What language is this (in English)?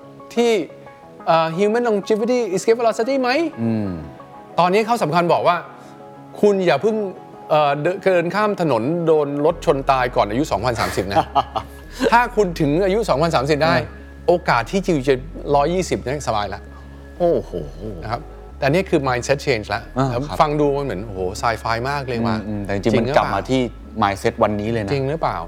Thai